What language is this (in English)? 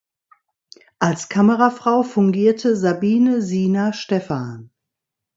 German